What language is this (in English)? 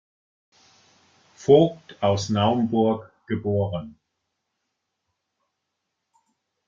German